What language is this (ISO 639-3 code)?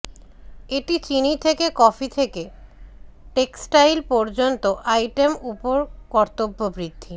ben